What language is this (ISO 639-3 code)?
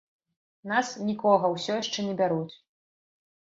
bel